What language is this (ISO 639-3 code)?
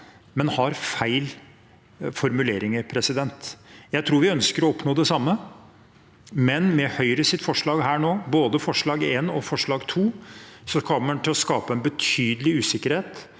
nor